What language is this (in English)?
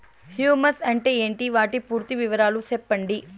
Telugu